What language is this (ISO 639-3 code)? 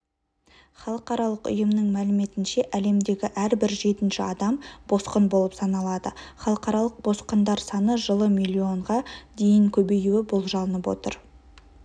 kaz